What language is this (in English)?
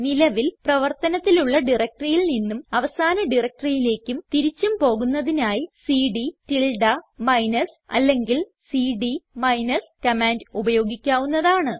Malayalam